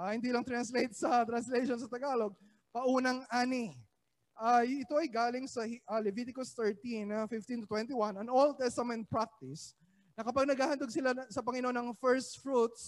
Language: Filipino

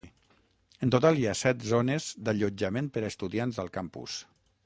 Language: Catalan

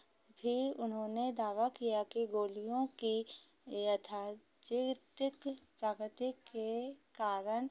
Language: Hindi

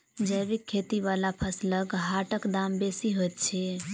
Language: Maithili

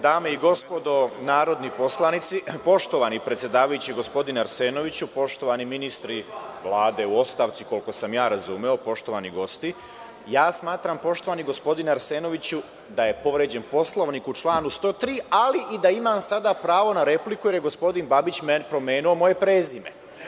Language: Serbian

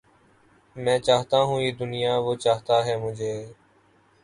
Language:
Urdu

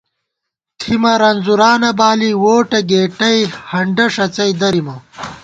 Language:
Gawar-Bati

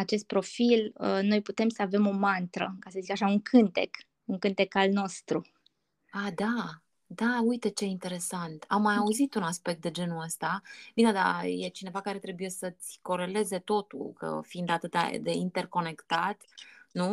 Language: Romanian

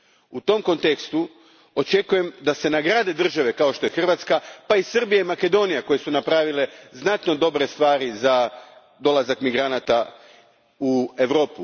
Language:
Croatian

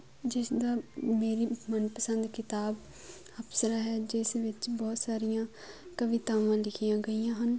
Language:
Punjabi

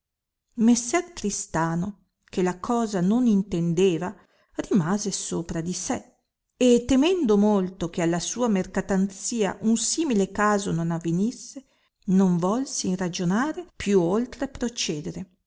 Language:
Italian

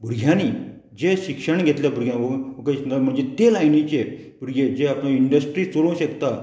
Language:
Konkani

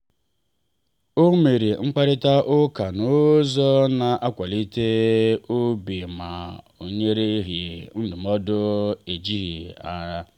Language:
Igbo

